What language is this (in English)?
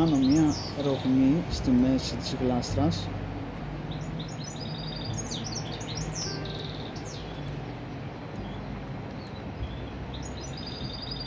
Greek